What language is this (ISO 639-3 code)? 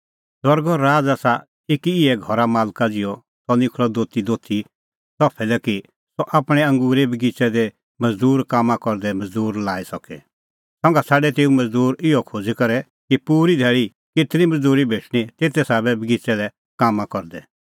kfx